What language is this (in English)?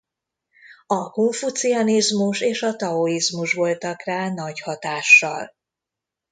Hungarian